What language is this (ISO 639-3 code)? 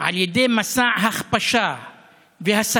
heb